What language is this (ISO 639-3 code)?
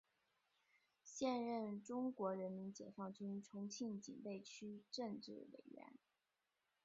zho